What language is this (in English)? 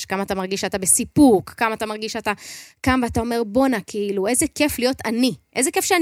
Hebrew